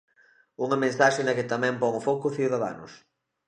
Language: Galician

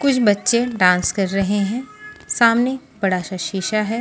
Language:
Hindi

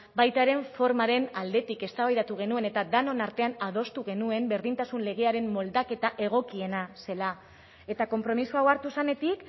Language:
Basque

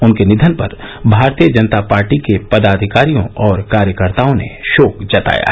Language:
Hindi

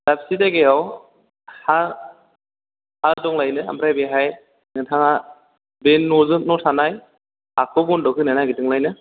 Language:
Bodo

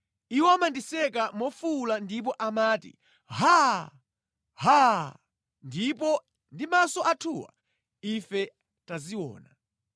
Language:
Nyanja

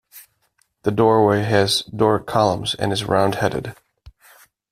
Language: English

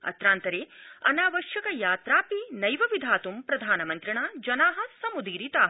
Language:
Sanskrit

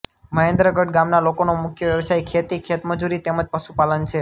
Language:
Gujarati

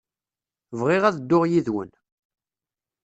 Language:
Kabyle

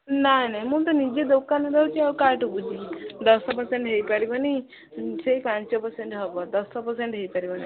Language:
Odia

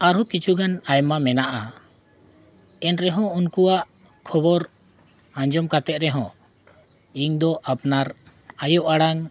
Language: Santali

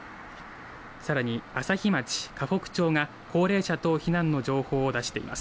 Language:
Japanese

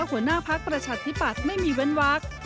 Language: Thai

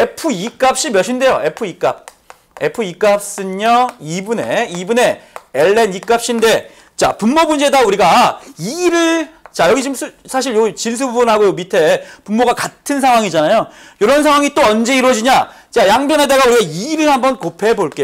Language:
Korean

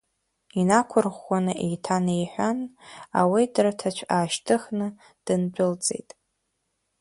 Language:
Abkhazian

